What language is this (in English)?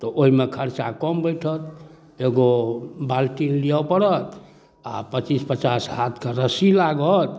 Maithili